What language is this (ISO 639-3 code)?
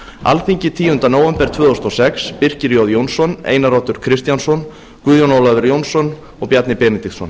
isl